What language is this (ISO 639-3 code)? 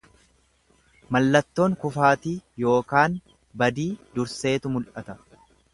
orm